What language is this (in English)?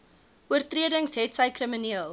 Afrikaans